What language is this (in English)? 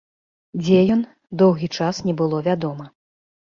Belarusian